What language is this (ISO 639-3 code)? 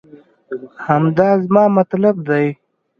pus